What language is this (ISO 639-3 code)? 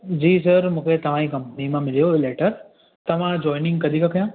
snd